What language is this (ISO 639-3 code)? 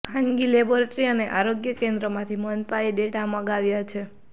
guj